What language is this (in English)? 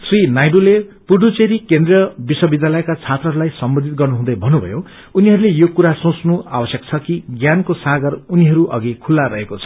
Nepali